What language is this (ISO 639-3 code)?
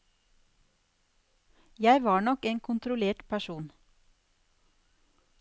nor